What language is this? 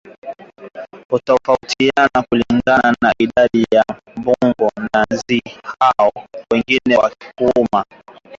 Swahili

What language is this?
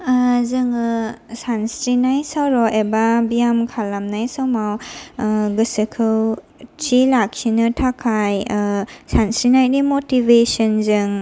Bodo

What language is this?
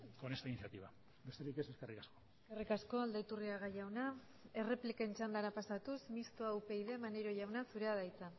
Basque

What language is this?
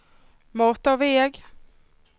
Swedish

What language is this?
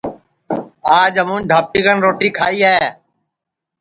Sansi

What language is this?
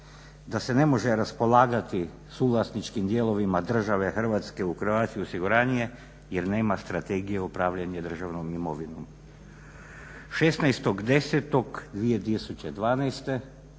Croatian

